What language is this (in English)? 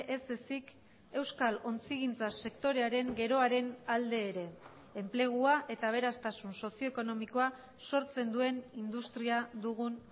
Basque